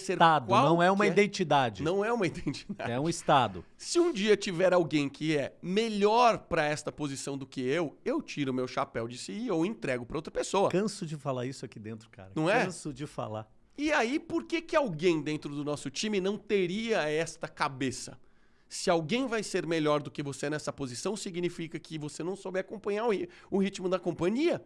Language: Portuguese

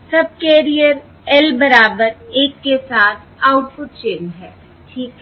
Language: Hindi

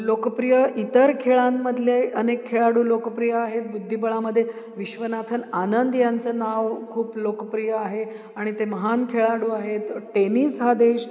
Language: Marathi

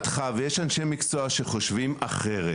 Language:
Hebrew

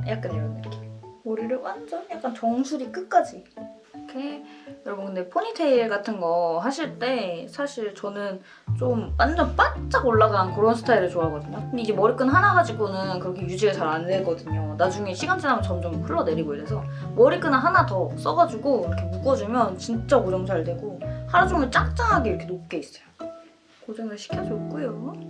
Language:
Korean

